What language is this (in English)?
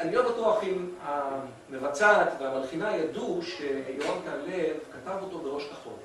Hebrew